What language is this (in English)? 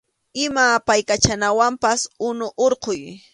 Arequipa-La Unión Quechua